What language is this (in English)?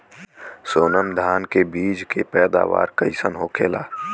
Bhojpuri